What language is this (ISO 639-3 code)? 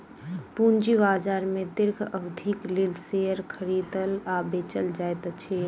mai